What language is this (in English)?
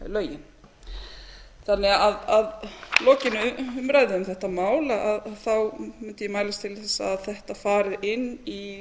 Icelandic